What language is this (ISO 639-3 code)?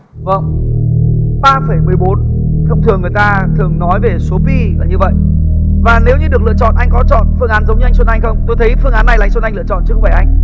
vie